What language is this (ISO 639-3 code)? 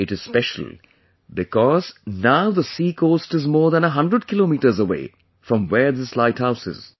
eng